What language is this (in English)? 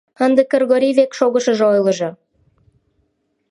Mari